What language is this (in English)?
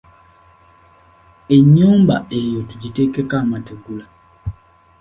Ganda